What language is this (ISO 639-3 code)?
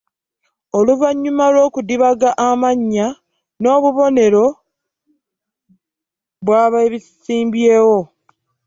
lug